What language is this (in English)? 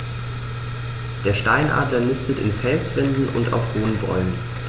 German